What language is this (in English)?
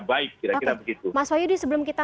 Indonesian